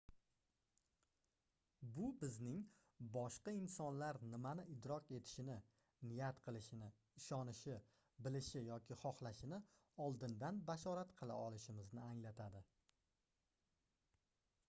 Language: Uzbek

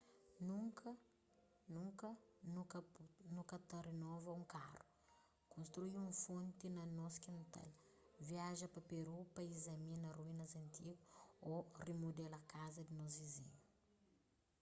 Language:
Kabuverdianu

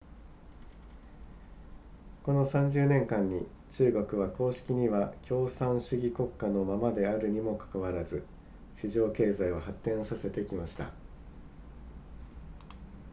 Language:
Japanese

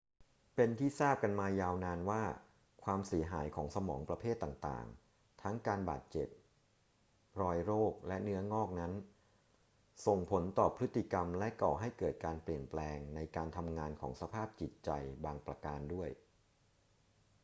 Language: Thai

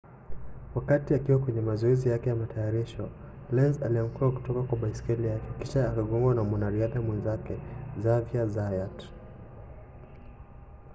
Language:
Swahili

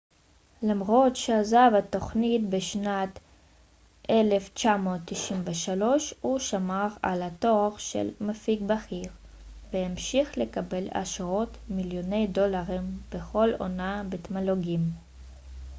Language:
Hebrew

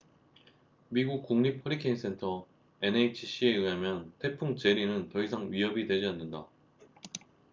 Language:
Korean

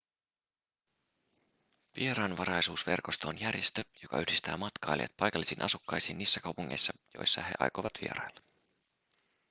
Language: Finnish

